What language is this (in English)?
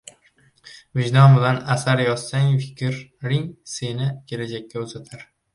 Uzbek